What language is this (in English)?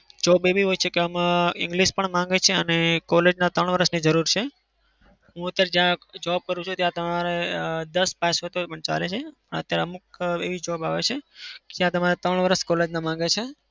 Gujarati